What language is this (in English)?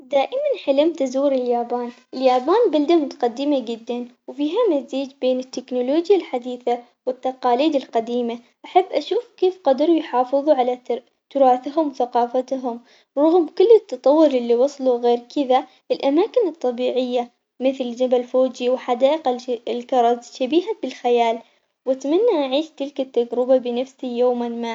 Omani Arabic